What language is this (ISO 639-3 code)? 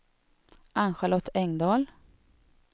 swe